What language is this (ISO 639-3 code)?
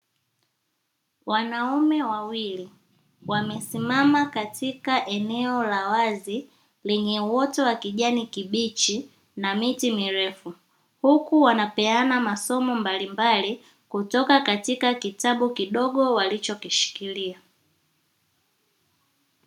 swa